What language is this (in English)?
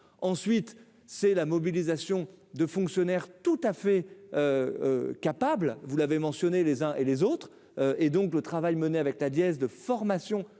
French